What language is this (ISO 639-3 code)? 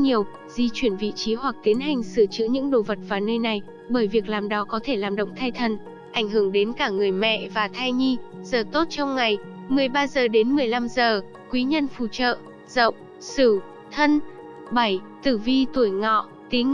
vie